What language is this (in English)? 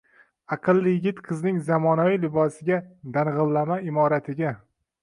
Uzbek